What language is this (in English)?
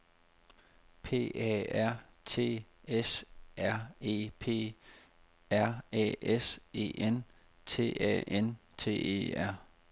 Danish